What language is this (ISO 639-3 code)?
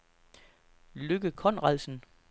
dan